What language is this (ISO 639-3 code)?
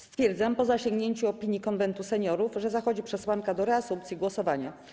pol